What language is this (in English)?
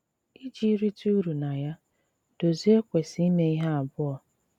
Igbo